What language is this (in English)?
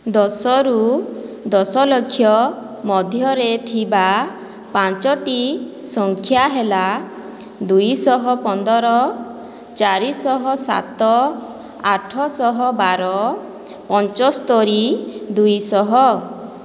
Odia